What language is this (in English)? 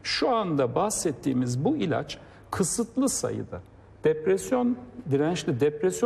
Turkish